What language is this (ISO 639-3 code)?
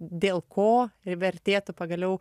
lit